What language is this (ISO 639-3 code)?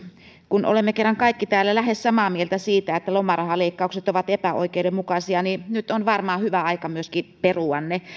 fin